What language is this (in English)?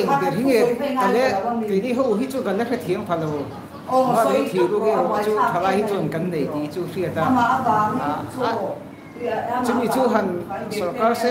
Thai